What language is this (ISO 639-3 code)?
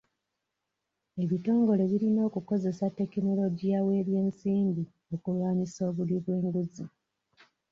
lug